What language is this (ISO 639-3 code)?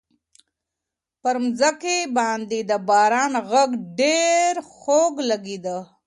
pus